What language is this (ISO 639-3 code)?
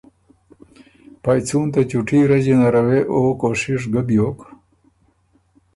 oru